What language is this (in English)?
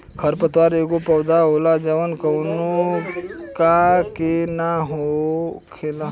Bhojpuri